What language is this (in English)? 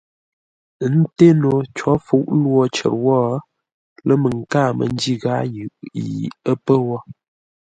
Ngombale